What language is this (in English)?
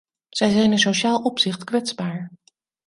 Dutch